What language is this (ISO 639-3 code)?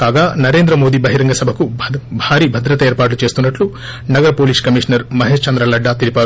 tel